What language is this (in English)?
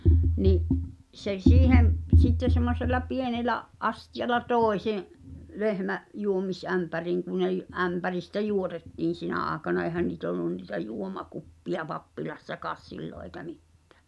Finnish